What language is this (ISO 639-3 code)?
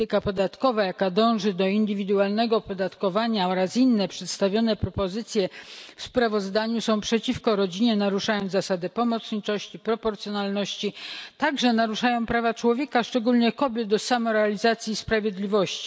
pol